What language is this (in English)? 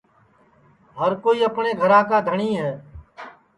Sansi